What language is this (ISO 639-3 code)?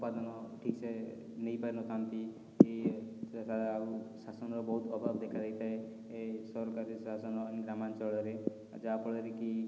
ori